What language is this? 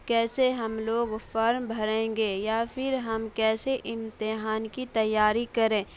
Urdu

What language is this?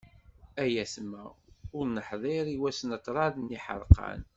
Kabyle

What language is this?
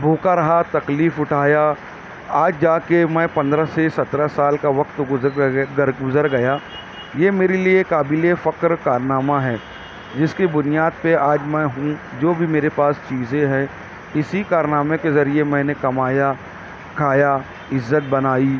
Urdu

